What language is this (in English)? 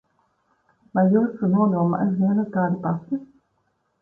Latvian